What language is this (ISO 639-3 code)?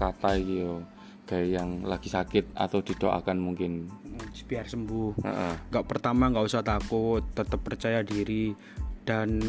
ind